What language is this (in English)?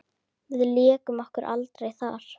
Icelandic